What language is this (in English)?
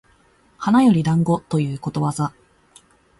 Japanese